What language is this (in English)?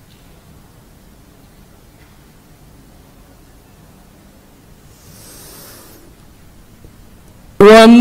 Arabic